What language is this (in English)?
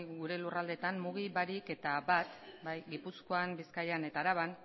Basque